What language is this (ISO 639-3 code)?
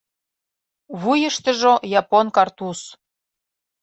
chm